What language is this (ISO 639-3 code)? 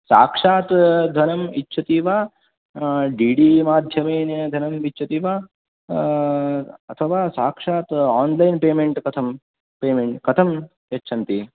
san